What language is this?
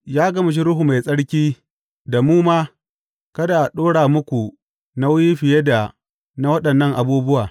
Hausa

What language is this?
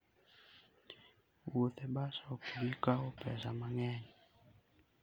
Luo (Kenya and Tanzania)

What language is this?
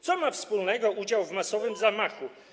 Polish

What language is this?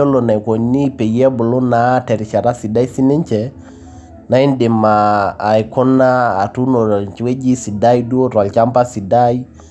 Masai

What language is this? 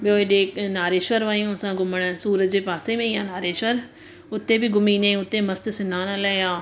Sindhi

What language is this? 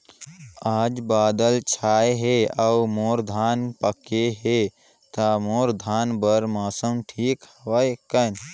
Chhattisgarhi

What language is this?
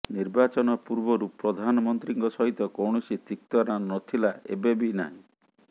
Odia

